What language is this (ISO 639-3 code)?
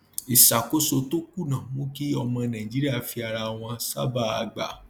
yor